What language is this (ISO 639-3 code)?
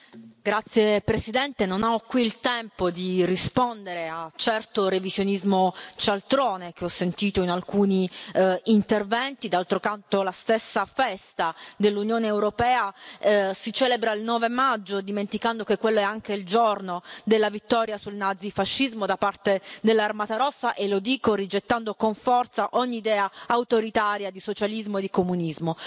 ita